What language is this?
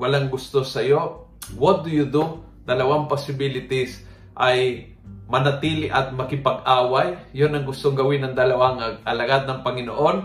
Filipino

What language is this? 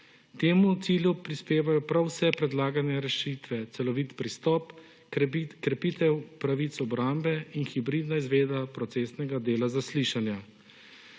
Slovenian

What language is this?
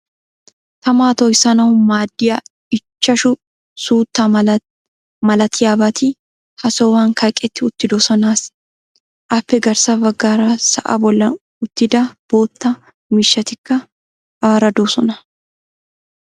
Wolaytta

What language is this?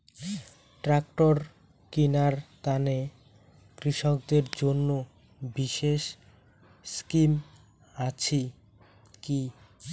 Bangla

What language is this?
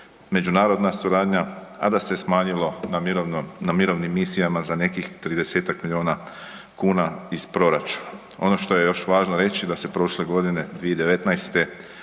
Croatian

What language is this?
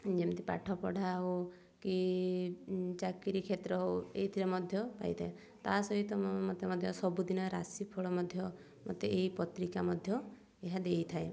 Odia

